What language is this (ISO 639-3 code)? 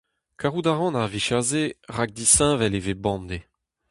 bre